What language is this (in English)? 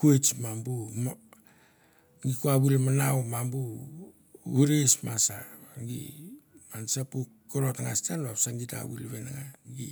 Mandara